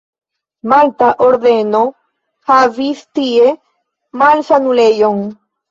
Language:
Esperanto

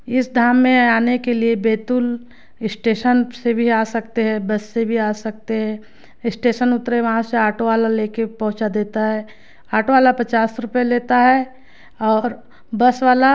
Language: Hindi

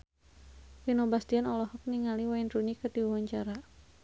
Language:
Sundanese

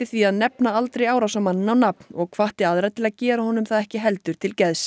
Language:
Icelandic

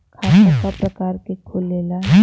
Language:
Bhojpuri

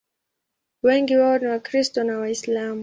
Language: Swahili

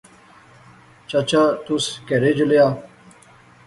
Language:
Pahari-Potwari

